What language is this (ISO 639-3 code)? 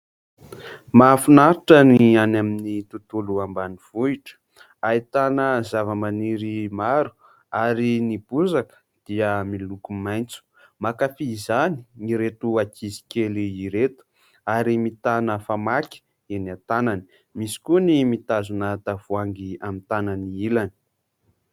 mlg